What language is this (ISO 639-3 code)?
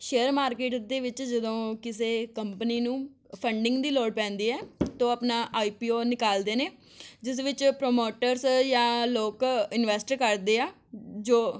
pan